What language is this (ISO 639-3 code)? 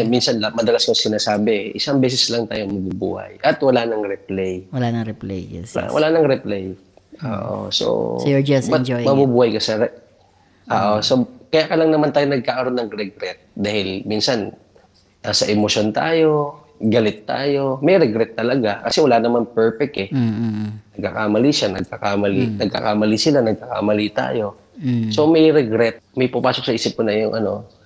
fil